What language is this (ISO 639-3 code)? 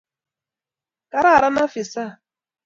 kln